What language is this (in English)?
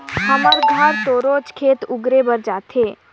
Chhattisgarhi